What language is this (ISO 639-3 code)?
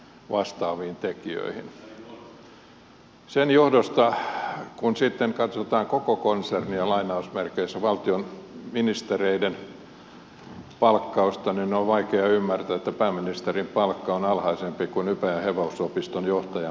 fin